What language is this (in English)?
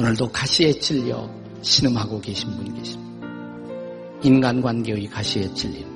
Korean